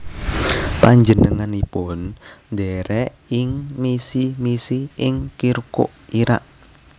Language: Javanese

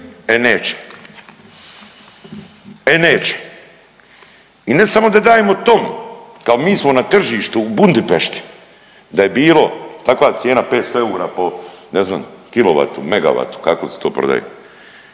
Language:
Croatian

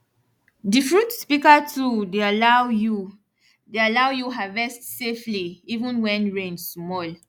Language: Nigerian Pidgin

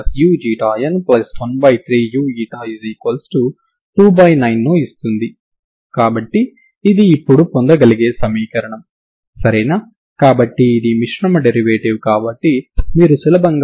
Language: Telugu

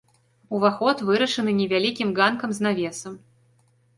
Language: Belarusian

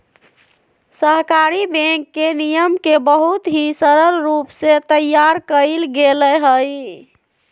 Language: Magahi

